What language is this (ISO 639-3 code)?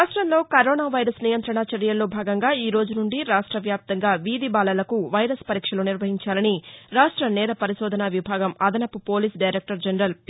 tel